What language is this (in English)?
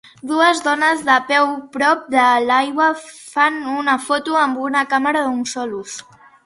Catalan